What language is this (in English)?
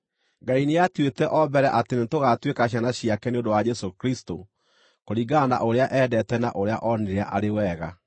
Kikuyu